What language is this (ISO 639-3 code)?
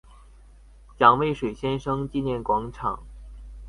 zho